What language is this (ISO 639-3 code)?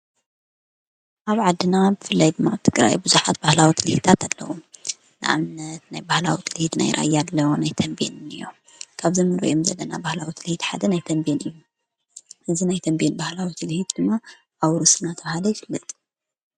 tir